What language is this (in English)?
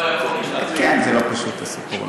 Hebrew